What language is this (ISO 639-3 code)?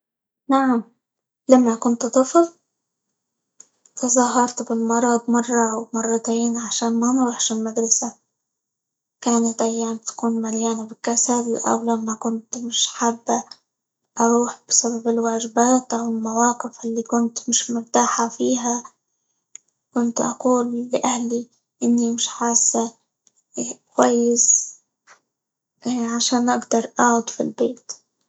ayl